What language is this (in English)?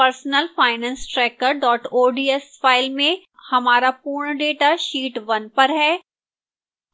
Hindi